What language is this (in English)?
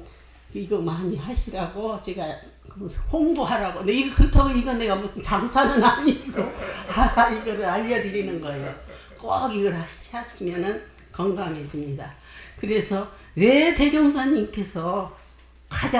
Korean